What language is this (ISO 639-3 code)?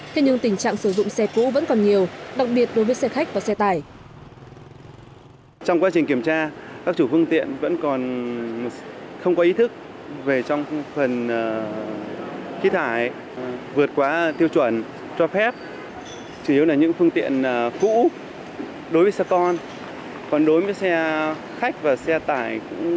vie